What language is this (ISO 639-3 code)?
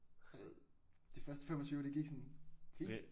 dan